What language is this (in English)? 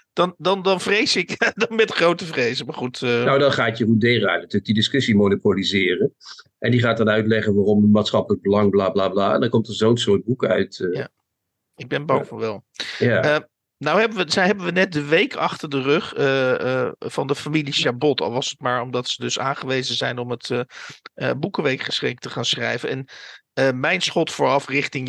Dutch